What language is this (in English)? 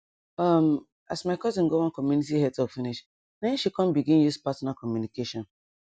Nigerian Pidgin